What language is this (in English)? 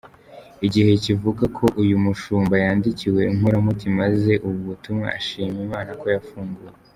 Kinyarwanda